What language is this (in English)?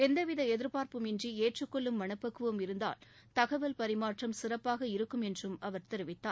Tamil